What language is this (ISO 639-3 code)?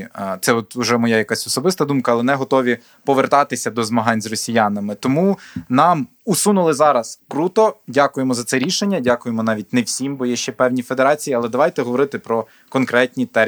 ukr